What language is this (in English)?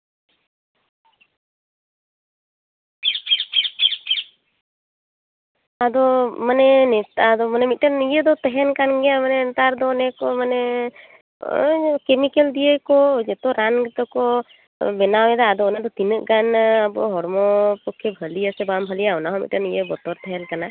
Santali